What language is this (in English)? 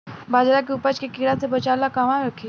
Bhojpuri